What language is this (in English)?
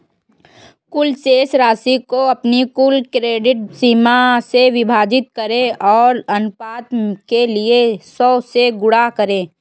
Hindi